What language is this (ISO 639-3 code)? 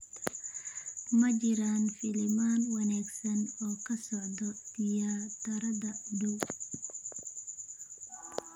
som